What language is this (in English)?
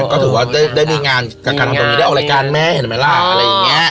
Thai